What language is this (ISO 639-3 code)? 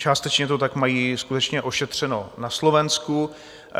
ces